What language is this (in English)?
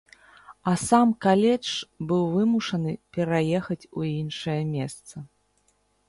Belarusian